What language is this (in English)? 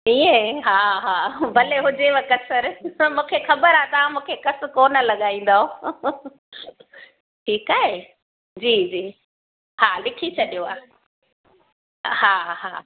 Sindhi